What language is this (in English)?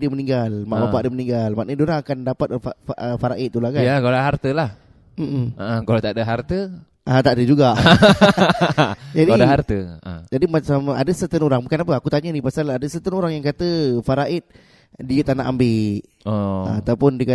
Malay